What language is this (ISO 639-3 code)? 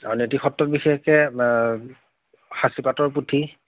asm